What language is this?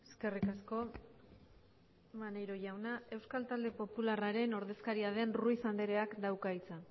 Basque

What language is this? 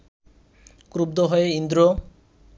Bangla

